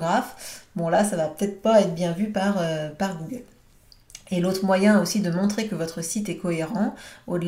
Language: French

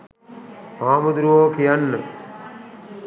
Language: Sinhala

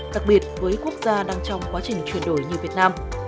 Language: Vietnamese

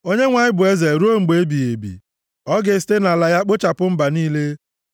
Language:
Igbo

